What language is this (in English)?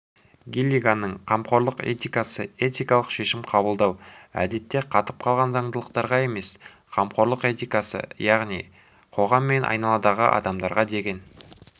Kazakh